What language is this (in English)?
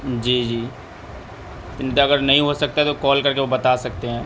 Urdu